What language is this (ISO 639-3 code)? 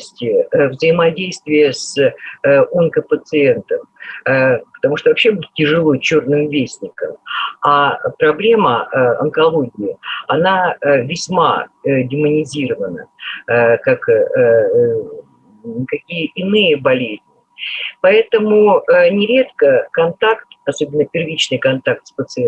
rus